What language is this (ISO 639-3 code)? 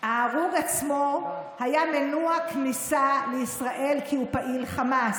heb